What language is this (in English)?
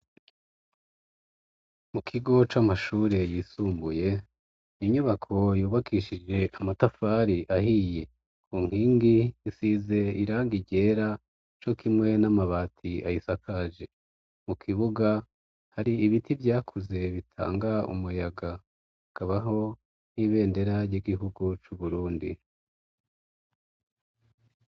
Rundi